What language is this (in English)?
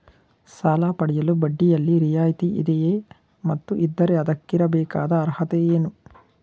Kannada